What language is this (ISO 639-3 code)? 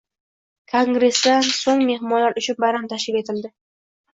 uzb